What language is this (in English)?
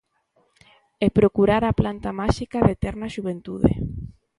Galician